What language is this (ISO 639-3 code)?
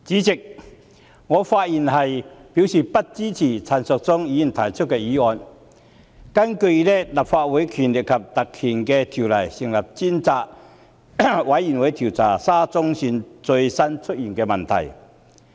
yue